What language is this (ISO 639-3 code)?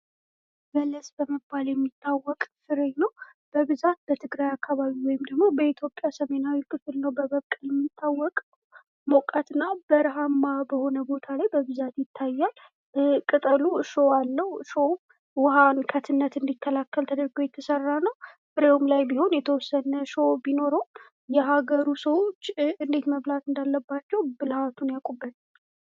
amh